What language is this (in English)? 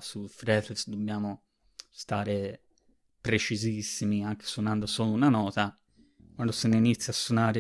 Italian